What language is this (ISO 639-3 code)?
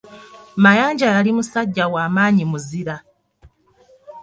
lug